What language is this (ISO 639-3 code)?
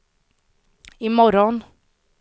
swe